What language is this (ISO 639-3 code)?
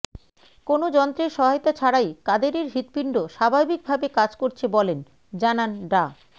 ben